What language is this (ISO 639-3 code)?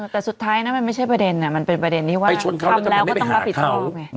tha